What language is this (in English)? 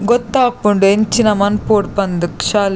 Tulu